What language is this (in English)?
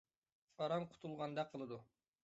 Uyghur